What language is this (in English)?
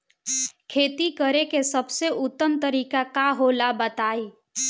Bhojpuri